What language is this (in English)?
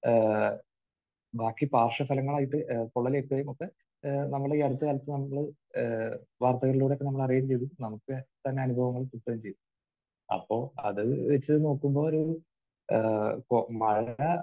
Malayalam